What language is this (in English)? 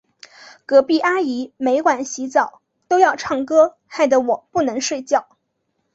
Chinese